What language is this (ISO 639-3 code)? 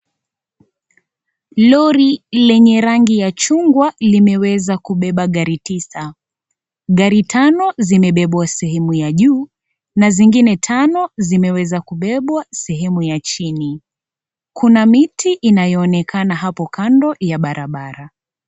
swa